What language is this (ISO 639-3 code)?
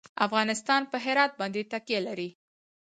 pus